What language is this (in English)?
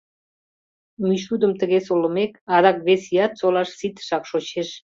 Mari